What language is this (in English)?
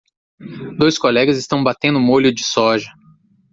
Portuguese